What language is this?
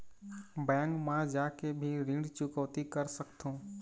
Chhattisgarhi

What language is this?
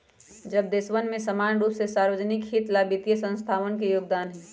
Magahi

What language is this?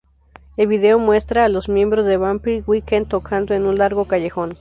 Spanish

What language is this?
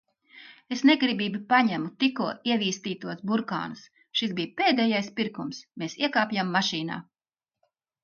Latvian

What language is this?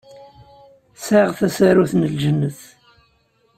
Kabyle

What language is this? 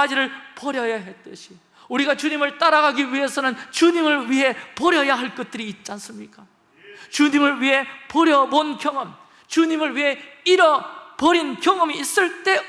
Korean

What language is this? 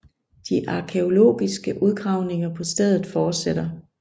Danish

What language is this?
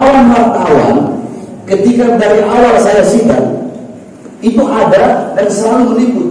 Indonesian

